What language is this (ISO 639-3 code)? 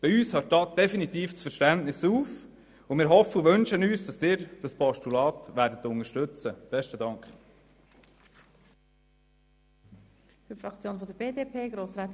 gsw